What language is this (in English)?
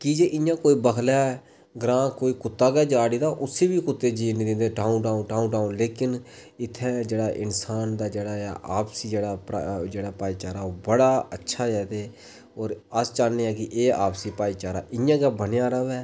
Dogri